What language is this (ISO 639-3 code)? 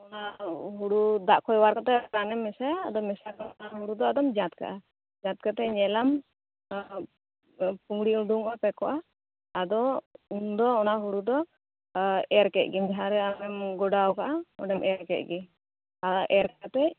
sat